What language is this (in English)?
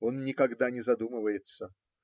Russian